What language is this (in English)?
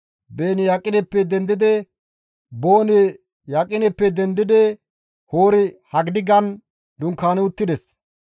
Gamo